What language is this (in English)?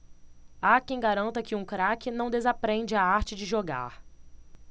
Portuguese